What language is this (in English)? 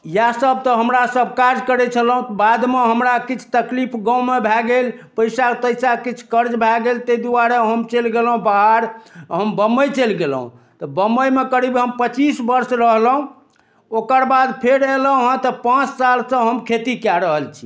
Maithili